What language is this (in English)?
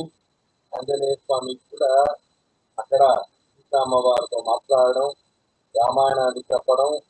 Indonesian